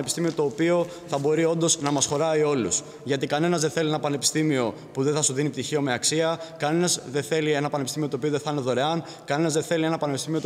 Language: Greek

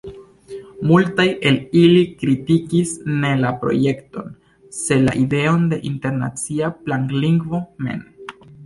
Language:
Esperanto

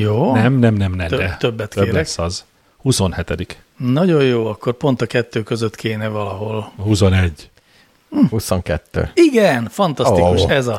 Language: Hungarian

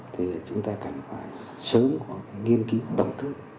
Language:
Vietnamese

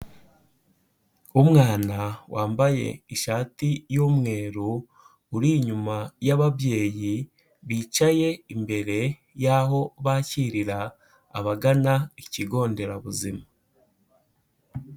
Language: Kinyarwanda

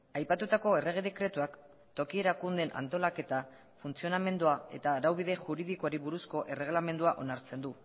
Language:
Basque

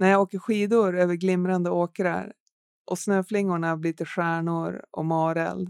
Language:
Swedish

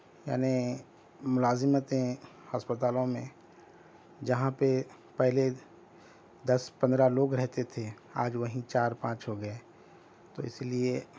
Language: Urdu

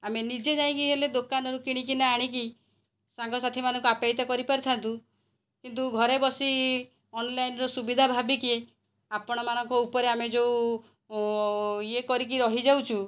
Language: Odia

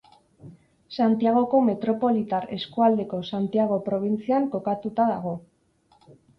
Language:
Basque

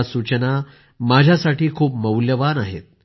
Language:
Marathi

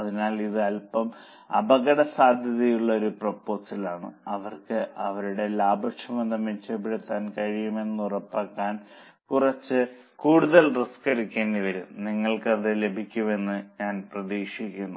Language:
Malayalam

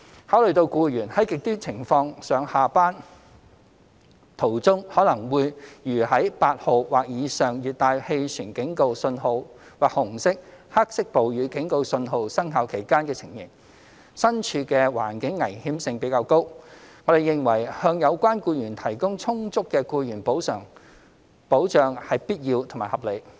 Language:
Cantonese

